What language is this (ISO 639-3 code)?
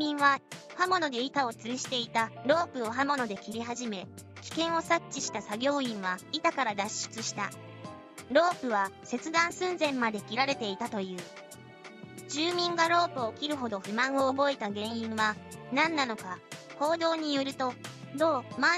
jpn